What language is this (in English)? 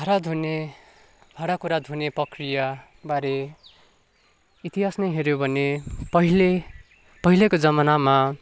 Nepali